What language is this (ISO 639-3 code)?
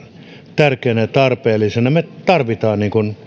fin